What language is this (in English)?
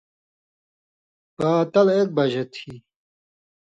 Indus Kohistani